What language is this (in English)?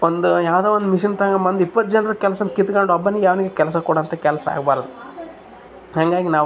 Kannada